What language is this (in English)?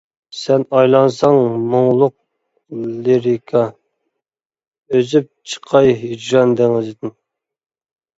Uyghur